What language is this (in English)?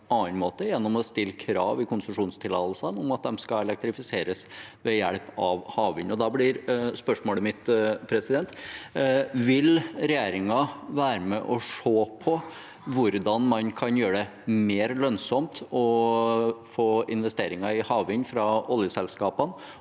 Norwegian